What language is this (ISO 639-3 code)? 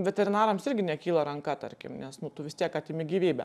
lit